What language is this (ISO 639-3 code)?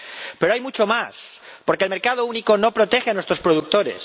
spa